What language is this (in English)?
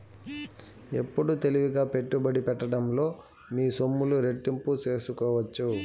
Telugu